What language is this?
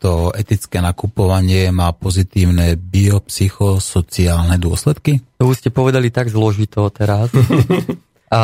Slovak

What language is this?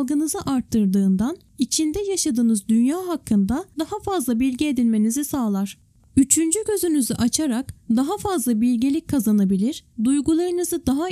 Turkish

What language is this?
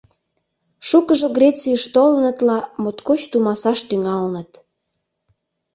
Mari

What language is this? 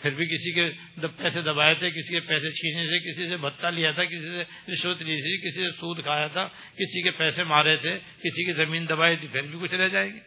Urdu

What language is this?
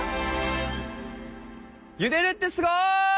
Japanese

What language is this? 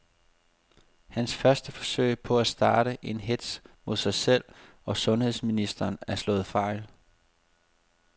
Danish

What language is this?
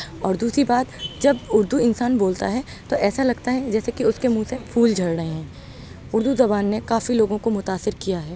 Urdu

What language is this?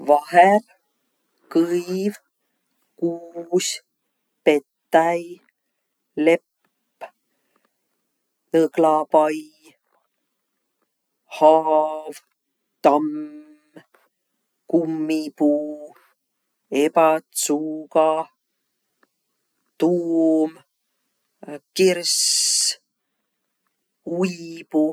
Võro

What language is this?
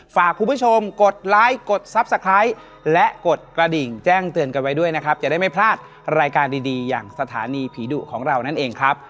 Thai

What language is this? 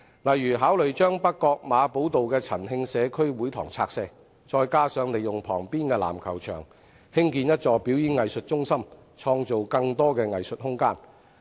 Cantonese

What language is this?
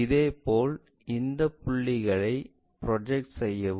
Tamil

